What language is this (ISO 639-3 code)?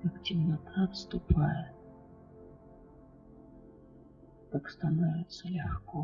rus